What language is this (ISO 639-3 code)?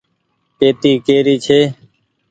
gig